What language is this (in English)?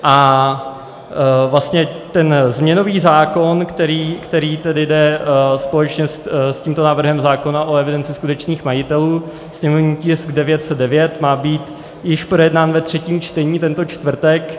Czech